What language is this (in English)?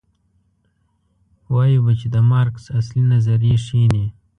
Pashto